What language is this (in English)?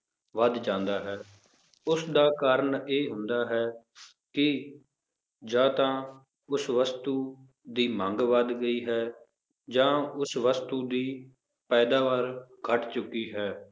Punjabi